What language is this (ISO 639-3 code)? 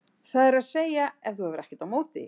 isl